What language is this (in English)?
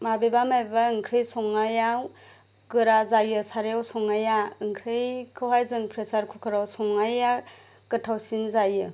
Bodo